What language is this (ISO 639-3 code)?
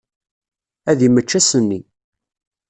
kab